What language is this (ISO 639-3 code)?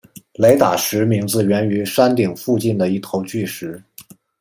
zho